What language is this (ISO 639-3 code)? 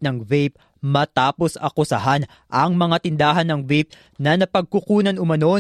fil